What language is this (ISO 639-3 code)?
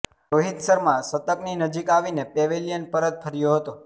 guj